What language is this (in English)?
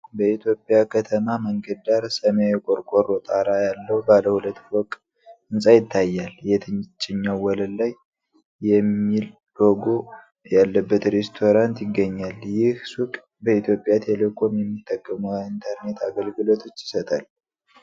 Amharic